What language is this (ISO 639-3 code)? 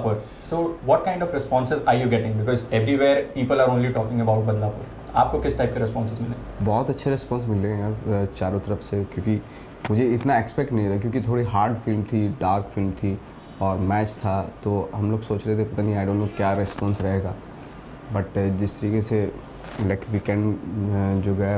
hin